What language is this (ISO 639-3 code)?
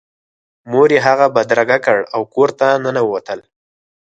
pus